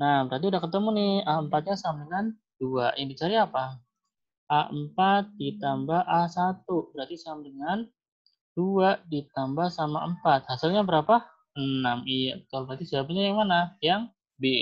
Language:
Indonesian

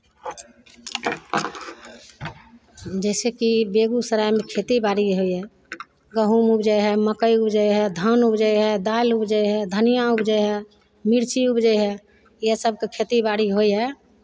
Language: Maithili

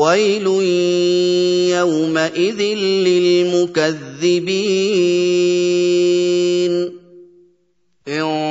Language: Arabic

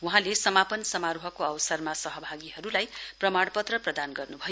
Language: Nepali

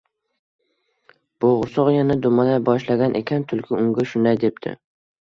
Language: Uzbek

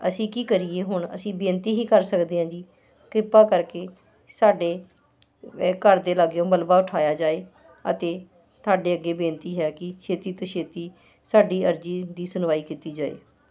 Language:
Punjabi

